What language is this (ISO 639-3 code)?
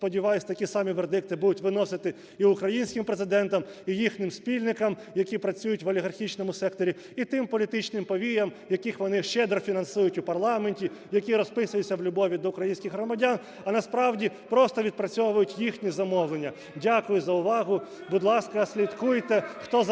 ukr